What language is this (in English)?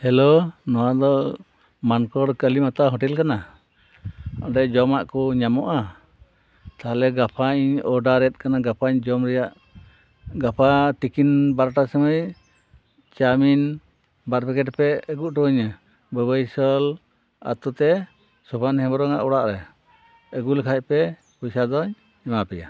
Santali